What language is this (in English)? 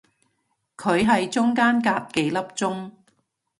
Cantonese